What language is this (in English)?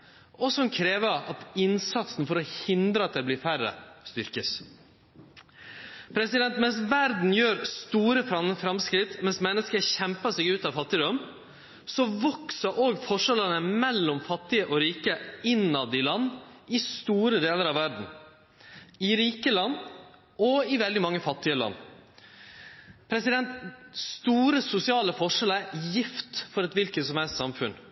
Norwegian Nynorsk